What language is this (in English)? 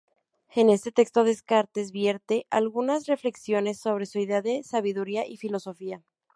Spanish